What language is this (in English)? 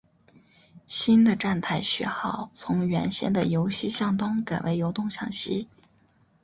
Chinese